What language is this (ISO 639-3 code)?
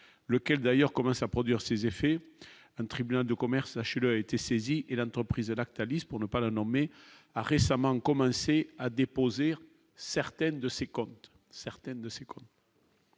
fra